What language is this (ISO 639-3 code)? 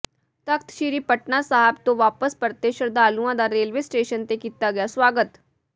pan